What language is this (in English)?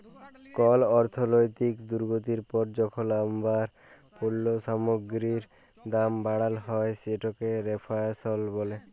Bangla